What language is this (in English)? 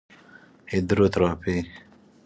Persian